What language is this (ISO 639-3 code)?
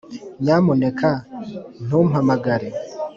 kin